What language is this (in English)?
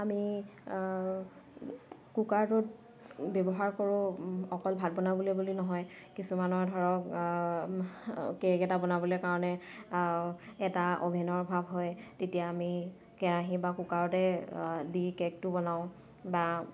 Assamese